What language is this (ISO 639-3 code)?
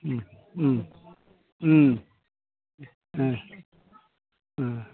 brx